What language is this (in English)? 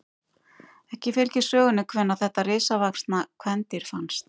Icelandic